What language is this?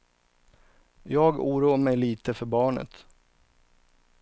Swedish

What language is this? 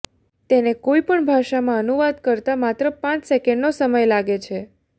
Gujarati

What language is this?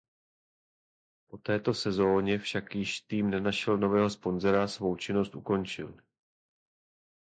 Czech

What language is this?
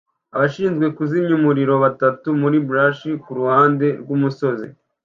Kinyarwanda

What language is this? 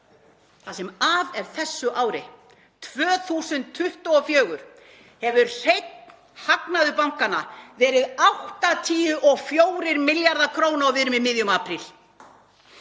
Icelandic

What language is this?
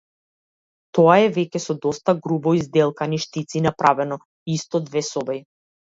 Macedonian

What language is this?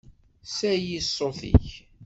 Kabyle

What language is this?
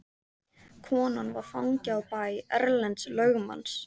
Icelandic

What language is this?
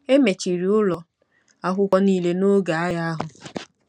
Igbo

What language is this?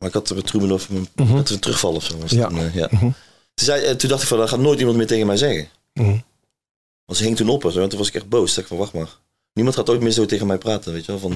Dutch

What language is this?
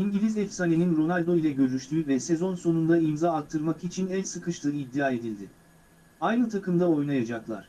Turkish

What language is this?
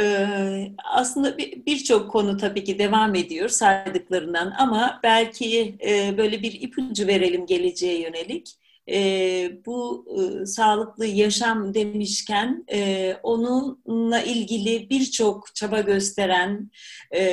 Turkish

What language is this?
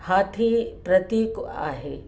Sindhi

